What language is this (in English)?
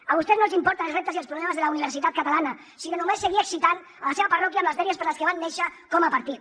Catalan